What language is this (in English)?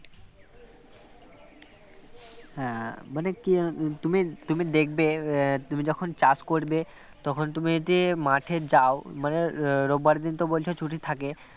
Bangla